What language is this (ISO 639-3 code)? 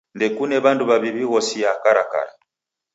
dav